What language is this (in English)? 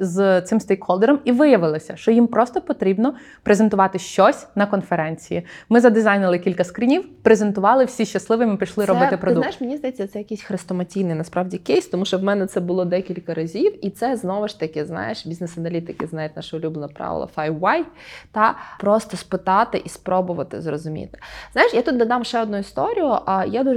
Ukrainian